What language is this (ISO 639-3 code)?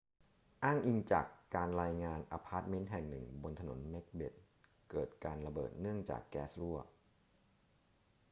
tha